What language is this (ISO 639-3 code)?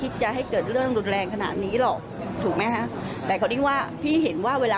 tha